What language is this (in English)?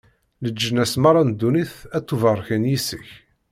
Kabyle